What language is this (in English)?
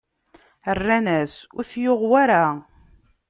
Kabyle